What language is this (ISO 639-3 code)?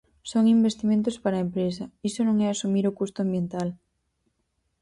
glg